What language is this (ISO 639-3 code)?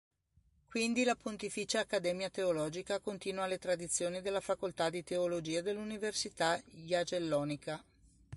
ita